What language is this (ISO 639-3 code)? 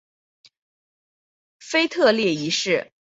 zho